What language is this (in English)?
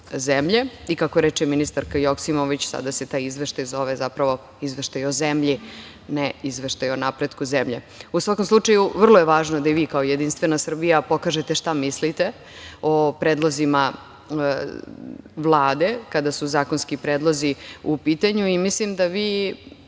Serbian